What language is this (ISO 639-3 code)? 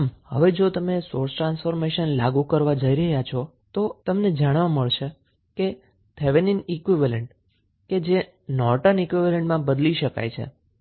guj